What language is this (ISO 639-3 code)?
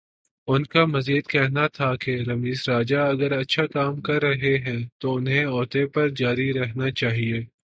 urd